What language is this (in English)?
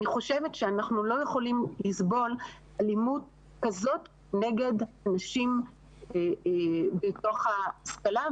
Hebrew